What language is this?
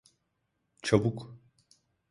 Turkish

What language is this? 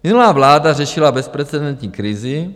Czech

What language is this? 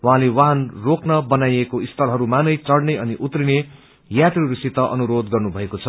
Nepali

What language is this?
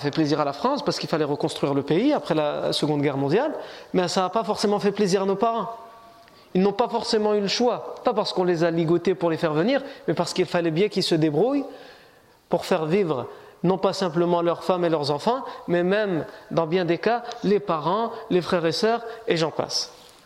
French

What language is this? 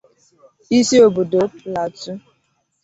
Igbo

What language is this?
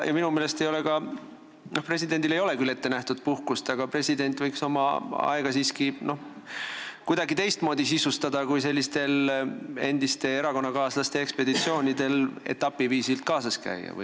Estonian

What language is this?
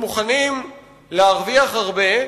Hebrew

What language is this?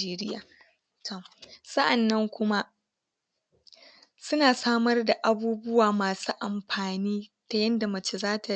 Hausa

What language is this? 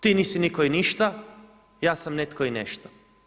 Croatian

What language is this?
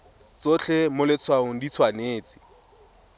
Tswana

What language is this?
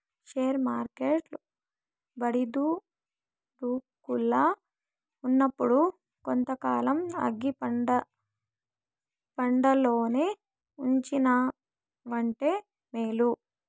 Telugu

